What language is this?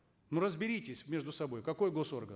Kazakh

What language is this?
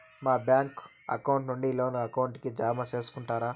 Telugu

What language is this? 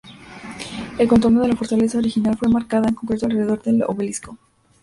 Spanish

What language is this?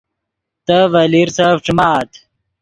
Yidgha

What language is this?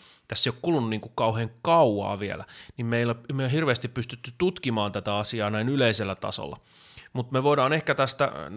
Finnish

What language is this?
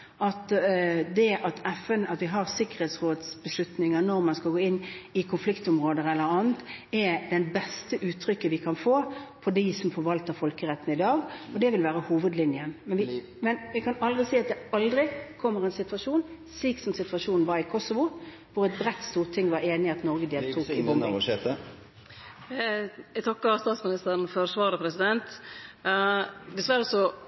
Norwegian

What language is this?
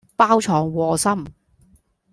Cantonese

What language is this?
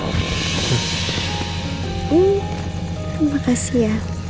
Indonesian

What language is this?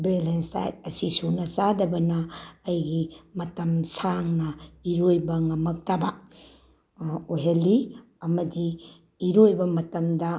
Manipuri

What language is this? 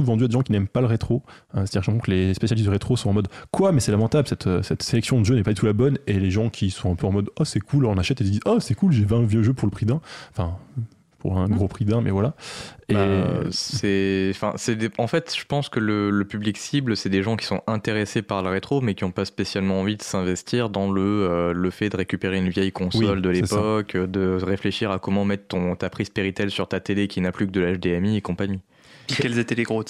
French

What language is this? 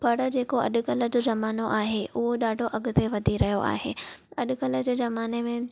Sindhi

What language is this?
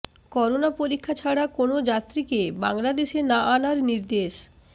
Bangla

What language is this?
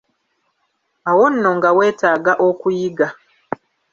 Ganda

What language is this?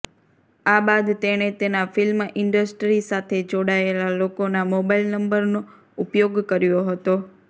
Gujarati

